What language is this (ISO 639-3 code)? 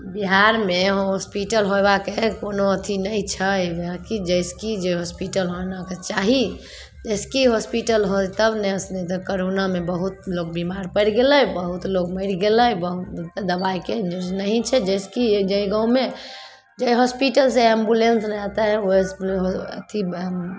mai